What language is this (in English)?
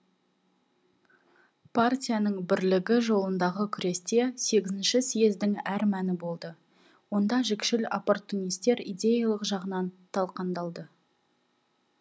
Kazakh